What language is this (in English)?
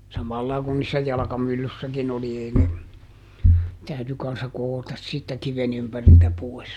Finnish